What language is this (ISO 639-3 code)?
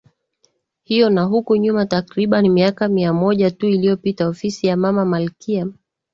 swa